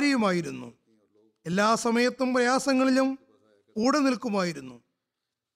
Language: Malayalam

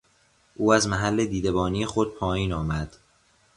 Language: Persian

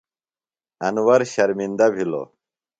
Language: Phalura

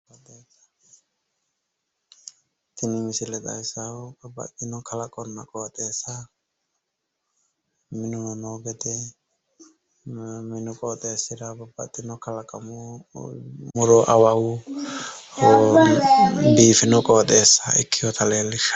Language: Sidamo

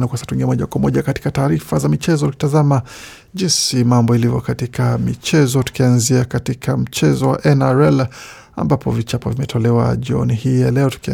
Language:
Swahili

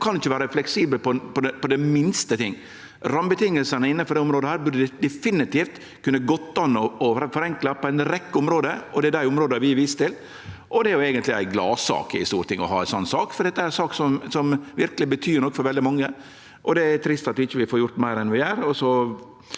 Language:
Norwegian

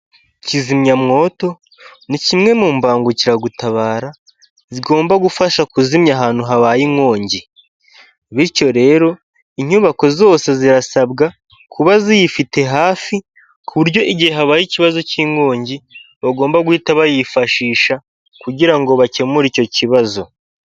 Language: Kinyarwanda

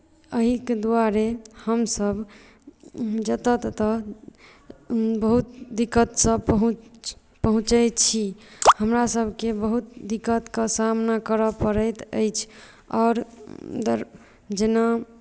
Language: Maithili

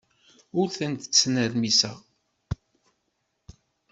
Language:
Kabyle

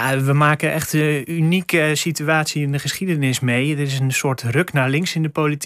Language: Dutch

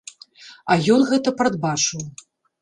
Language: Belarusian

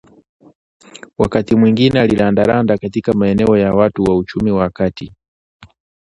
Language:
Swahili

